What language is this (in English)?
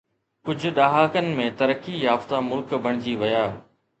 Sindhi